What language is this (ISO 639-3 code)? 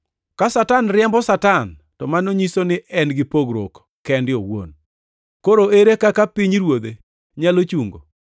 luo